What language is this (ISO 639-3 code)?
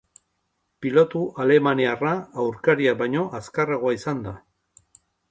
eus